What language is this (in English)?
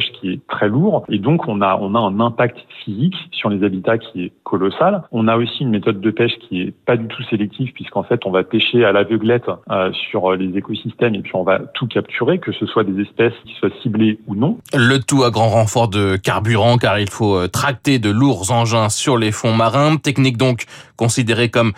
French